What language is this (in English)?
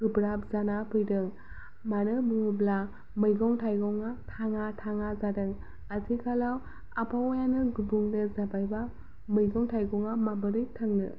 Bodo